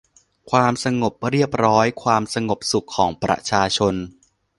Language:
Thai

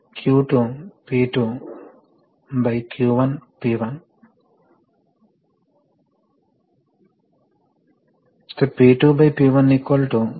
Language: Telugu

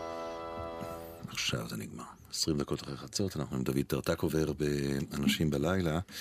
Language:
Hebrew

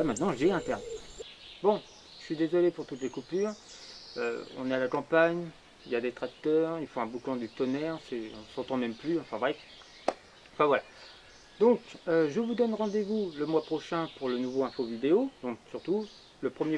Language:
French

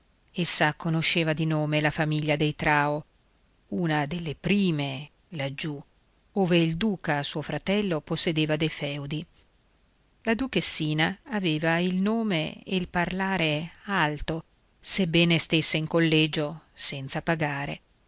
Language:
Italian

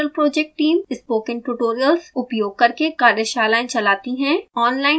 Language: Hindi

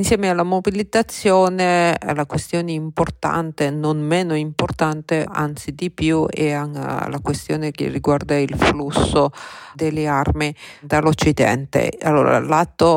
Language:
Italian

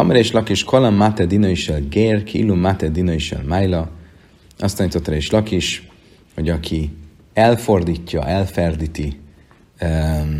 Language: Hungarian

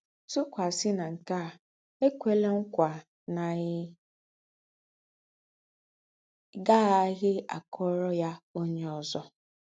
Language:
Igbo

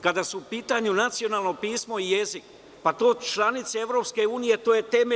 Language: Serbian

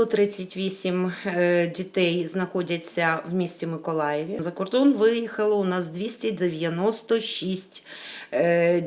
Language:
Ukrainian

